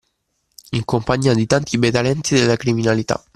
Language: Italian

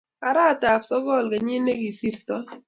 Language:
Kalenjin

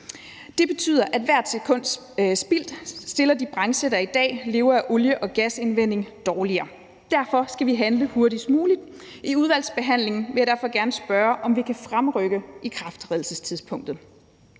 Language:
Danish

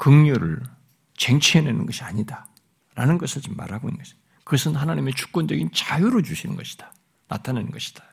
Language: Korean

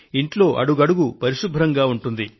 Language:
Telugu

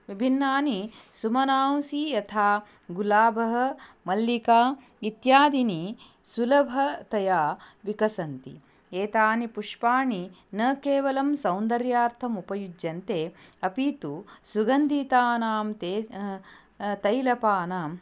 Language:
Sanskrit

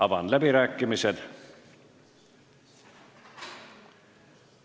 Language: Estonian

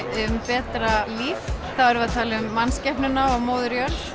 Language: Icelandic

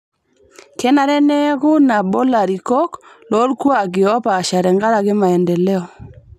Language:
Masai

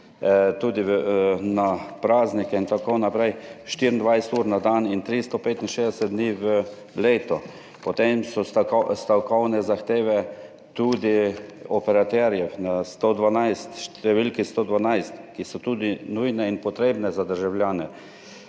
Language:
Slovenian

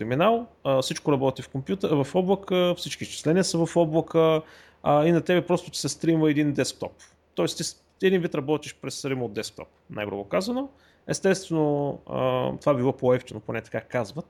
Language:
Bulgarian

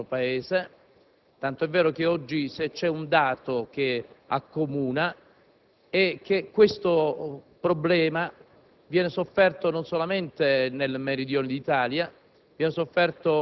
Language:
Italian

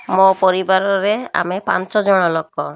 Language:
Odia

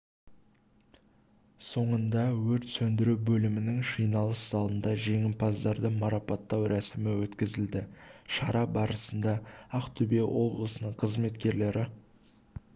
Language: Kazakh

